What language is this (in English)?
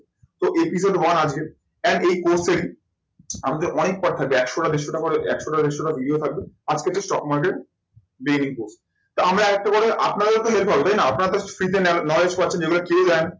Bangla